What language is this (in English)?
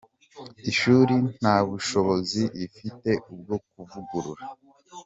Kinyarwanda